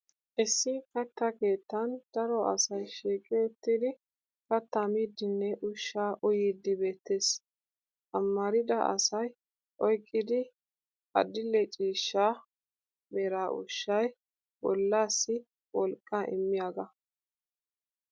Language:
Wolaytta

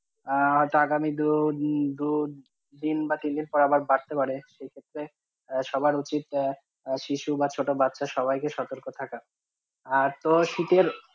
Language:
Bangla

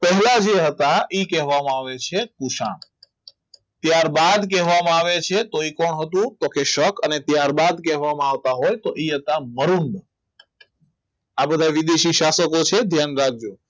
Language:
Gujarati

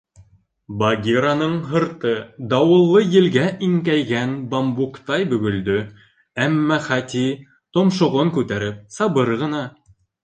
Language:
Bashkir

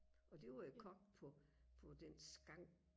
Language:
Danish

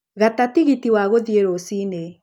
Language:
Kikuyu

